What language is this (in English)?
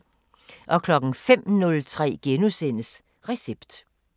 Danish